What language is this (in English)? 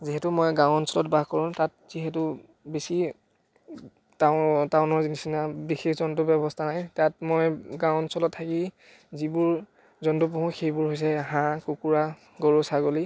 Assamese